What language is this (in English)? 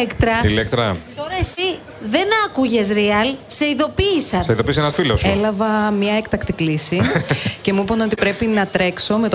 Greek